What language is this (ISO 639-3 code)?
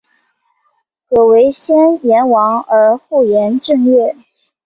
zho